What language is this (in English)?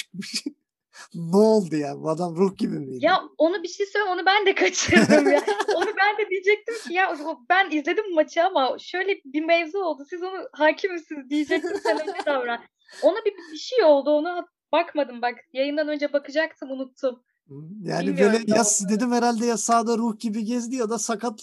Turkish